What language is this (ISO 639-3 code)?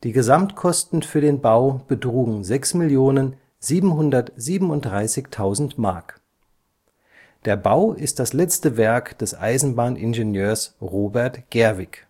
deu